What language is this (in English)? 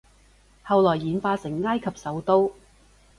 Cantonese